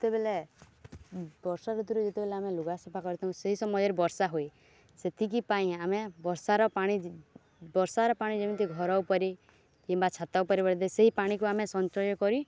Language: Odia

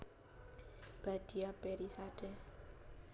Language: Javanese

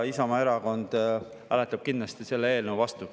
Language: Estonian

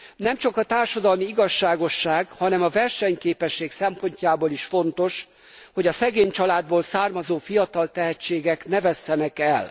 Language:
Hungarian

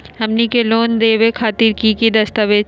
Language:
Magahi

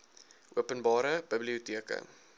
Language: Afrikaans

